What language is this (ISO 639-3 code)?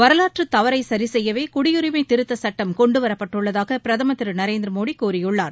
tam